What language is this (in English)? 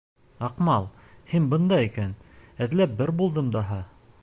Bashkir